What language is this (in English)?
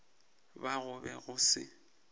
Northern Sotho